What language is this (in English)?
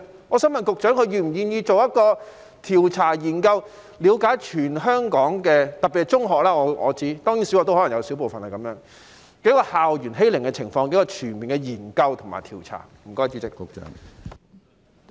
Cantonese